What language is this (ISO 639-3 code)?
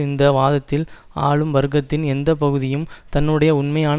tam